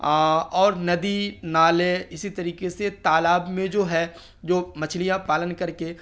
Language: Urdu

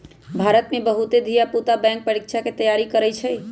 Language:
Magahi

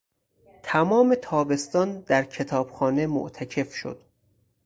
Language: Persian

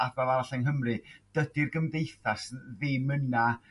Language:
Welsh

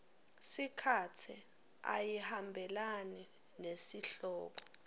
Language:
Swati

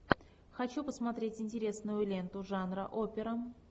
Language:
Russian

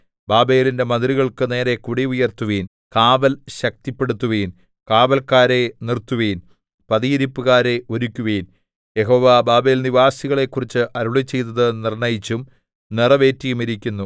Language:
Malayalam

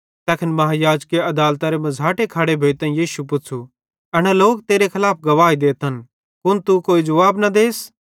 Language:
Bhadrawahi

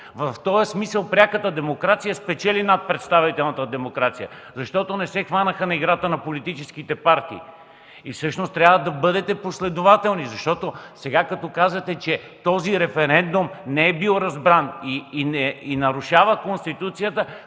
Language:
Bulgarian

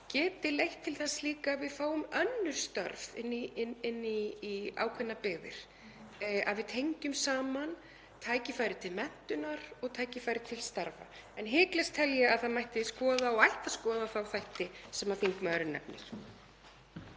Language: Icelandic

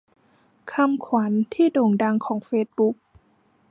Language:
Thai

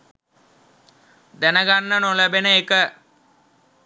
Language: Sinhala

